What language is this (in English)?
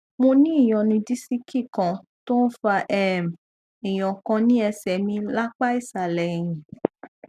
Yoruba